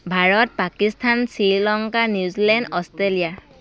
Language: Assamese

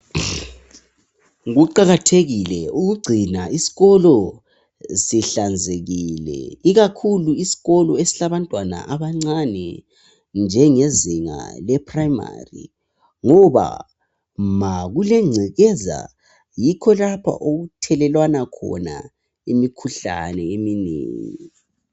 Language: North Ndebele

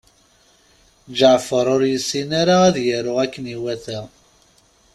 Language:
Kabyle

